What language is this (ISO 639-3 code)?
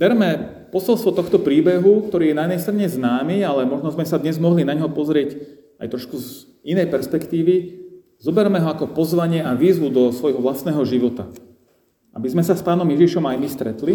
slk